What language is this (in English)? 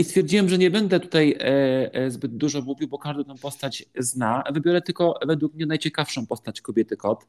Polish